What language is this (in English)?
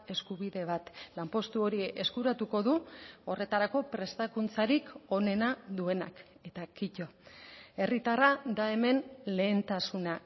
Basque